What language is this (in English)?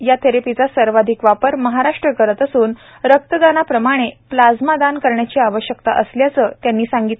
Marathi